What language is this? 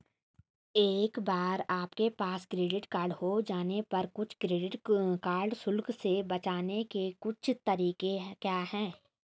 Hindi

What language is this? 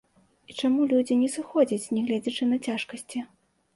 Belarusian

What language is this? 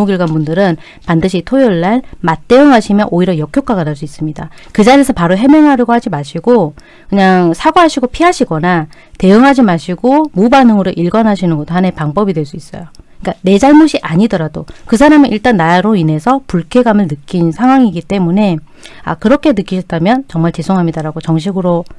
Korean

